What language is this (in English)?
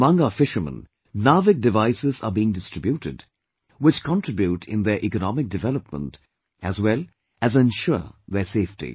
English